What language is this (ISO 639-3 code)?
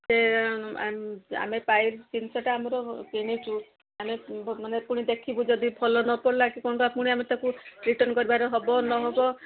ori